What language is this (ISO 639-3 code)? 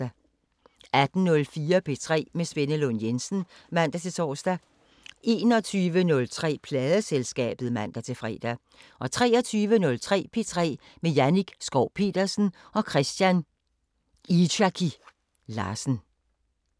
dan